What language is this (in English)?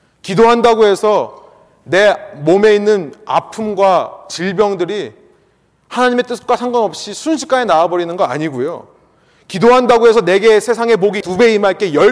Korean